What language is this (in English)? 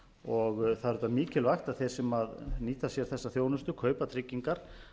Icelandic